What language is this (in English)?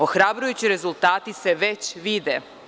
Serbian